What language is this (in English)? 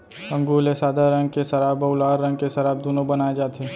Chhattisgarhi